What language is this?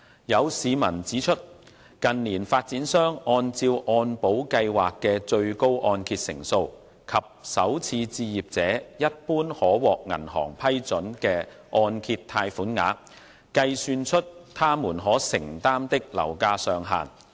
Cantonese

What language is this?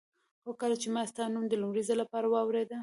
Pashto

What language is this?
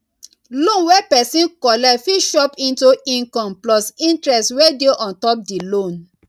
Nigerian Pidgin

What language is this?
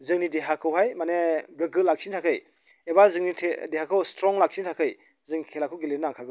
Bodo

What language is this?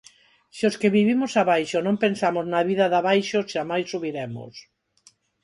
Galician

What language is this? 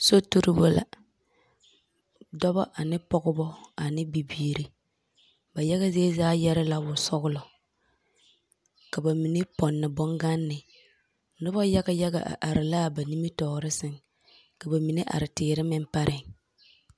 Southern Dagaare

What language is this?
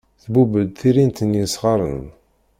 Kabyle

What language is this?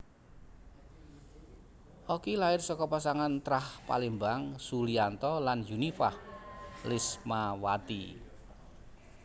Javanese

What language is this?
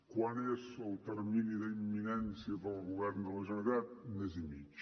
Catalan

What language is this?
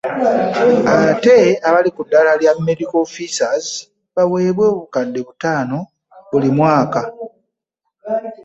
Ganda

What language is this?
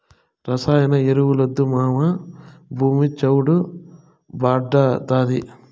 Telugu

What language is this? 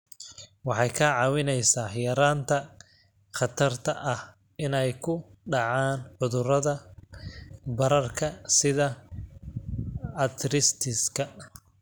Somali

